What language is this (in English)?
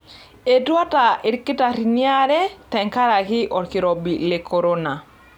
Masai